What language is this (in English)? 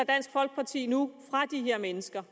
Danish